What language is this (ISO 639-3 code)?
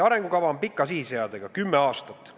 est